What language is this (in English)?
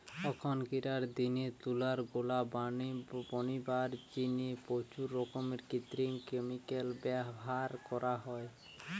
Bangla